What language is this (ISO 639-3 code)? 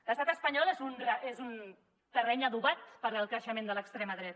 cat